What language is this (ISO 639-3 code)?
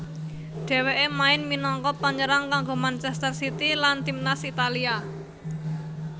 jav